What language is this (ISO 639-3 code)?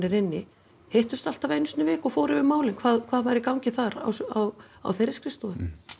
isl